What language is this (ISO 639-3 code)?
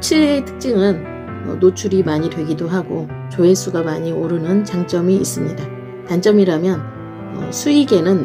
kor